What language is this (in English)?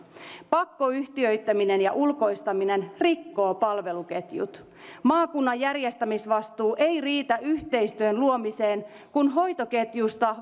Finnish